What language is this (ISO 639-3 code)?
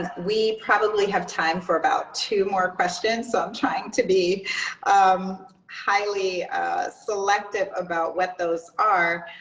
eng